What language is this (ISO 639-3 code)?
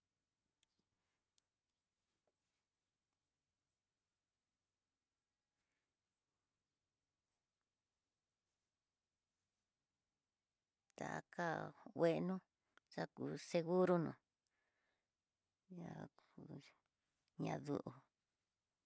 mtx